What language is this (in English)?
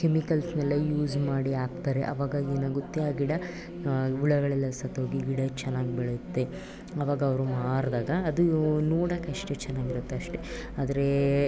Kannada